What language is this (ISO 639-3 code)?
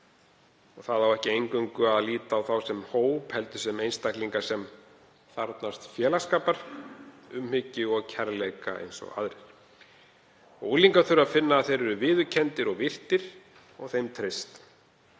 isl